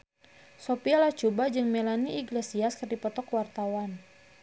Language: Sundanese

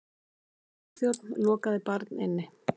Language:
Icelandic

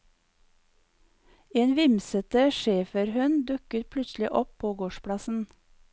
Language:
Norwegian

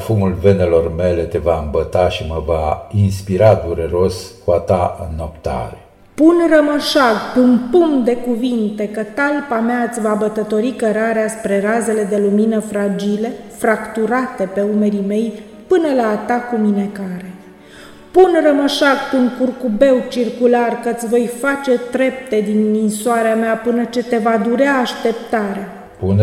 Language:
Romanian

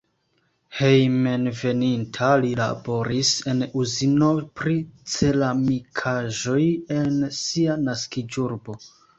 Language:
Esperanto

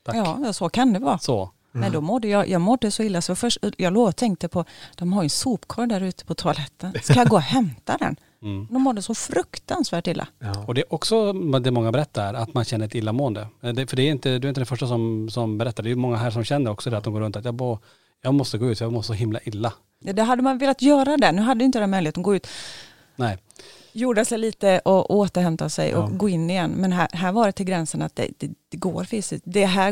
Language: Swedish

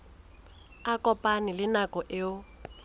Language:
Southern Sotho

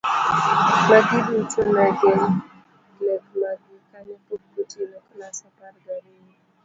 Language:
Luo (Kenya and Tanzania)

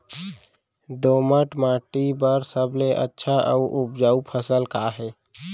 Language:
Chhattisgarhi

